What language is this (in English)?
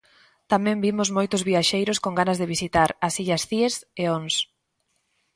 Galician